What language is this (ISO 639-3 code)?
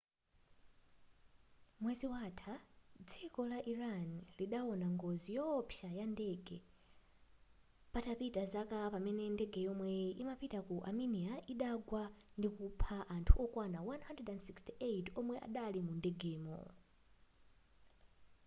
nya